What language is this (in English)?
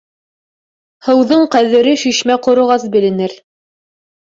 Bashkir